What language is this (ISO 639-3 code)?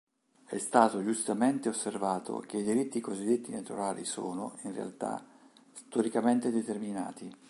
ita